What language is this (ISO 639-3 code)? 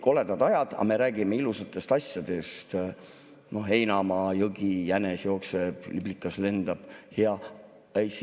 est